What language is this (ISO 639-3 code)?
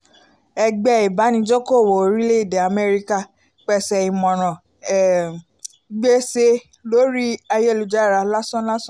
yor